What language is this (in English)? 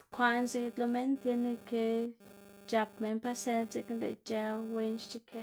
Xanaguía Zapotec